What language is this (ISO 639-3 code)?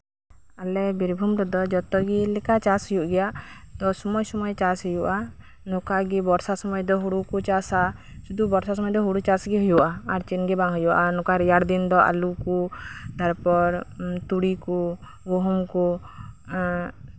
sat